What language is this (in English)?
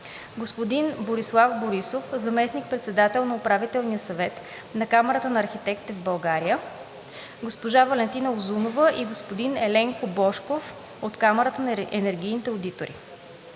Bulgarian